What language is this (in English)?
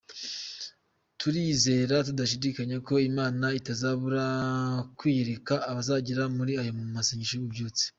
Kinyarwanda